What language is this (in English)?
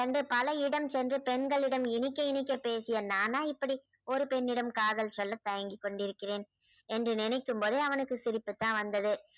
Tamil